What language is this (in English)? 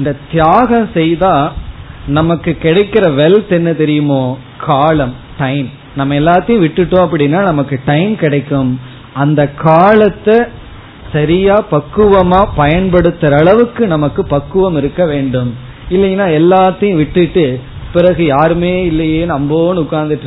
Tamil